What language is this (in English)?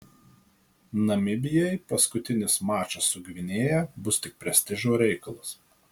Lithuanian